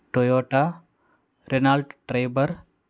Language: Telugu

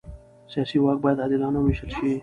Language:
Pashto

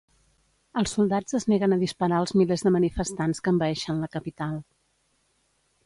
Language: Catalan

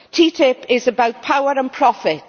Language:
English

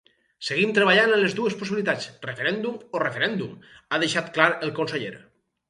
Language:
Catalan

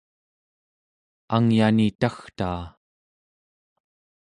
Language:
Central Yupik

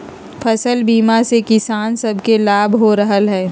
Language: Magahi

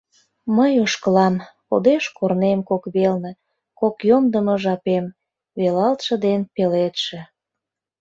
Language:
Mari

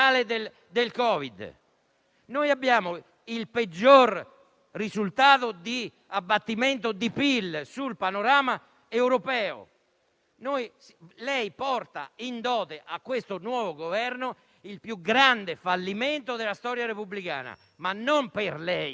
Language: Italian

